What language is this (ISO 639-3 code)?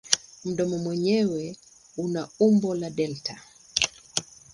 swa